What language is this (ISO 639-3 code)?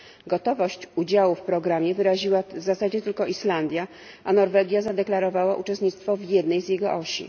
pol